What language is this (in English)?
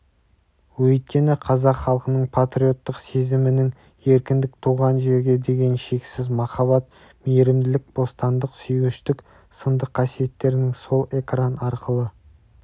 Kazakh